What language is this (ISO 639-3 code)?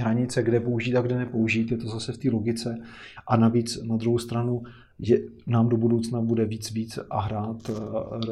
ces